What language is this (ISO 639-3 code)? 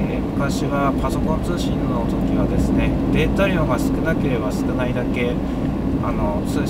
jpn